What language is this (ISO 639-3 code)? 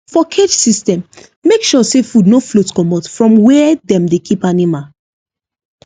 pcm